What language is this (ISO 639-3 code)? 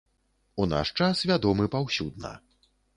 bel